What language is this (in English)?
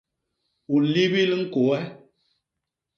Basaa